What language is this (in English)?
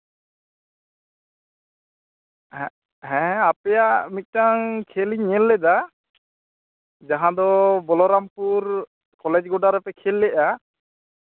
Santali